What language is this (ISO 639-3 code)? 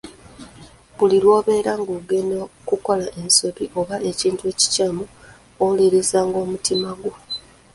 lug